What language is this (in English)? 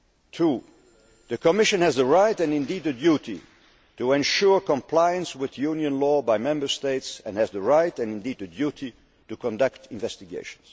English